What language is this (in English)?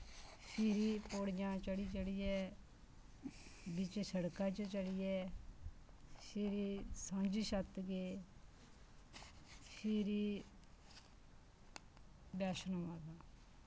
Dogri